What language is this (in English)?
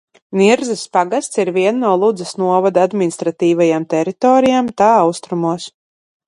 Latvian